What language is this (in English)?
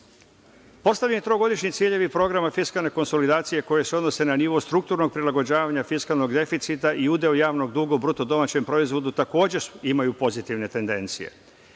Serbian